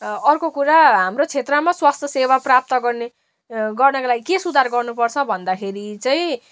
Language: Nepali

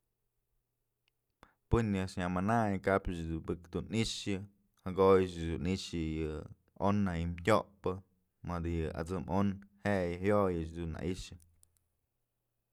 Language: Mazatlán Mixe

